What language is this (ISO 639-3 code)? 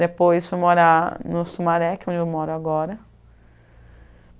por